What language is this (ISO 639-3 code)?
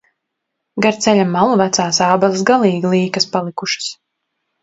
lav